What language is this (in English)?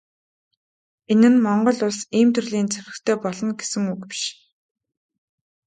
Mongolian